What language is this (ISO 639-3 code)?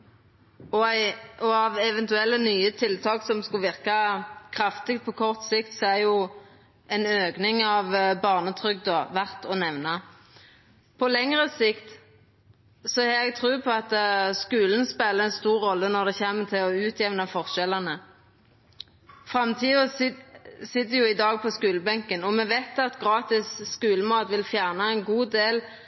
nno